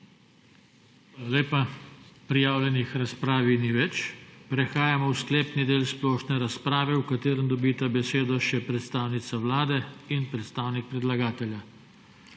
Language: Slovenian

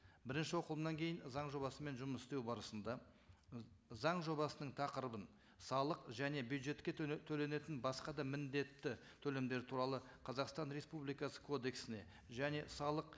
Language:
Kazakh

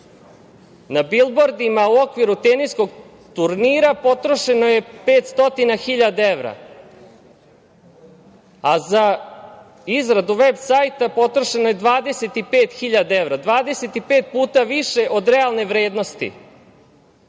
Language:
Serbian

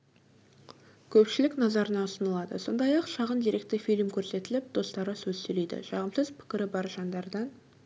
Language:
Kazakh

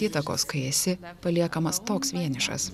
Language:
Lithuanian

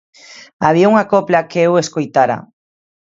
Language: Galician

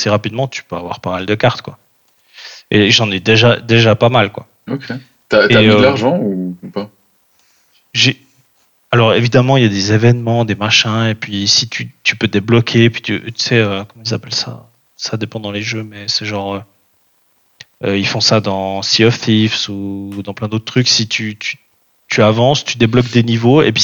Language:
French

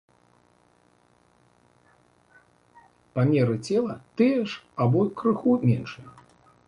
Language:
Belarusian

